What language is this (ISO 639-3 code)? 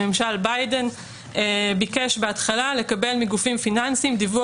heb